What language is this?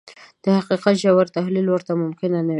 Pashto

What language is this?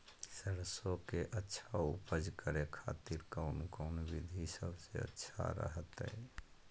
Magahi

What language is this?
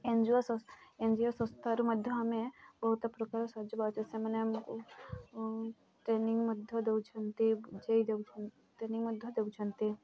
Odia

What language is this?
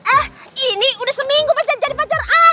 Indonesian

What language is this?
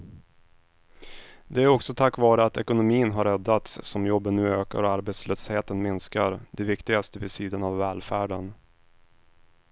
Swedish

